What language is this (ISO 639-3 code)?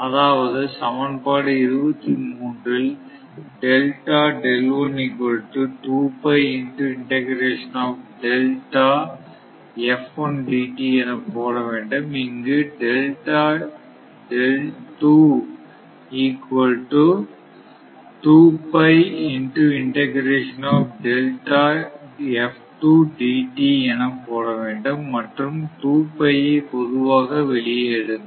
tam